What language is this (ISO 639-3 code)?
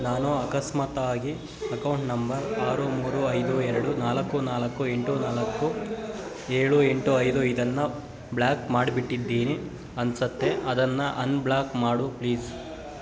kan